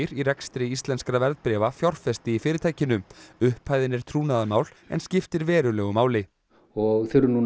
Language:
Icelandic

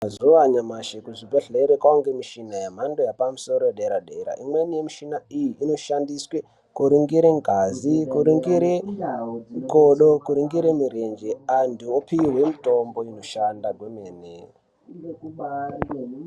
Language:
Ndau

